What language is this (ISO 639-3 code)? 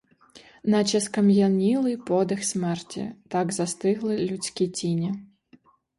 ukr